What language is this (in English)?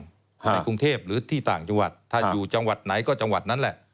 Thai